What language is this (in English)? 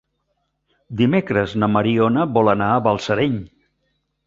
Catalan